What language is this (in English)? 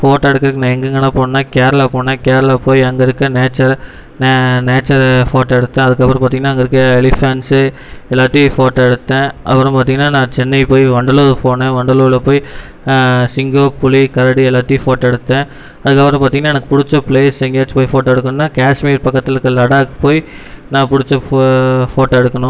Tamil